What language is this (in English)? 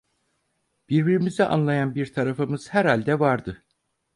Turkish